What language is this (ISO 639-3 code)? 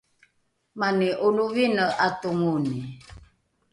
dru